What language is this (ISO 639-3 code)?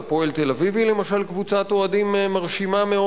heb